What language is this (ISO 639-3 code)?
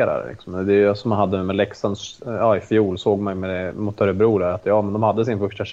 swe